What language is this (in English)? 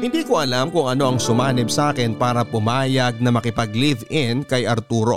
Filipino